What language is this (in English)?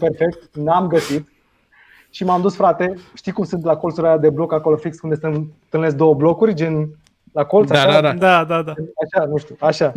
Romanian